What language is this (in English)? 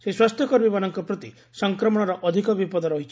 Odia